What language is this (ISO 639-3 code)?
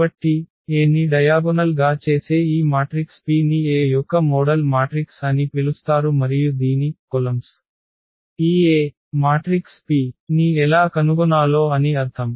tel